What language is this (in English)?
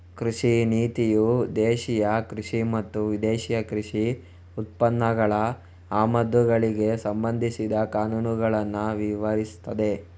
Kannada